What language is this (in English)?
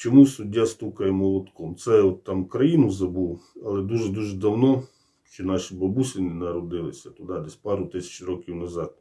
Ukrainian